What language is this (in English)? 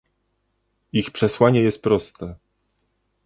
Polish